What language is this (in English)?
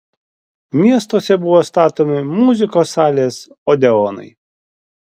Lithuanian